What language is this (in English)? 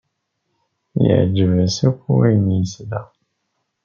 Kabyle